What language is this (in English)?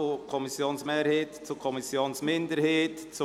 Swiss German